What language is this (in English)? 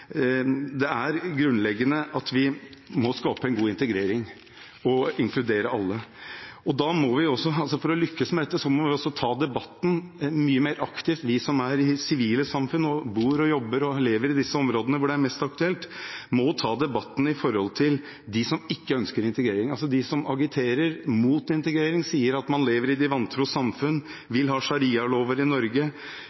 Norwegian Bokmål